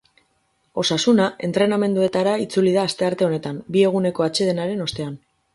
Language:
Basque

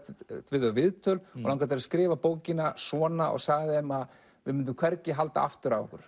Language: Icelandic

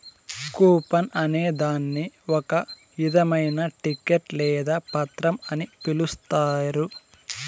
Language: Telugu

